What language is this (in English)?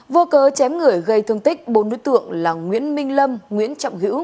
Vietnamese